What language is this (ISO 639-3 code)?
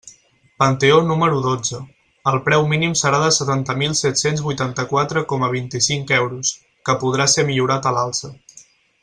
cat